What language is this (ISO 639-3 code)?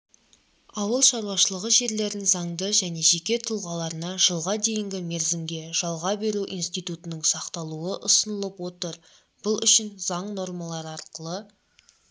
kaz